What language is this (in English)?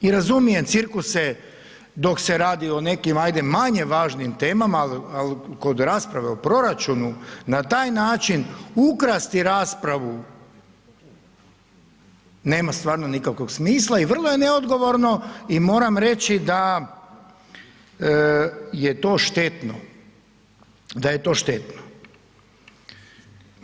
Croatian